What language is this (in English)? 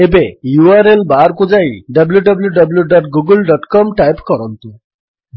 Odia